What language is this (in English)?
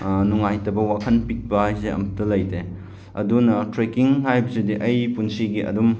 Manipuri